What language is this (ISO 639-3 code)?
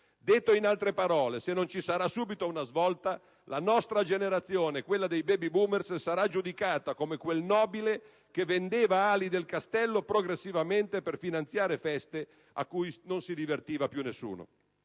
ita